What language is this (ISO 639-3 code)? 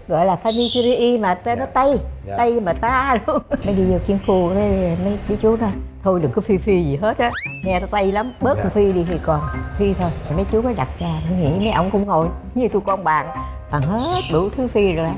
vie